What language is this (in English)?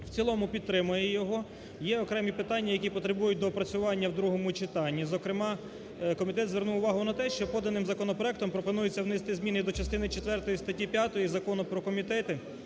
Ukrainian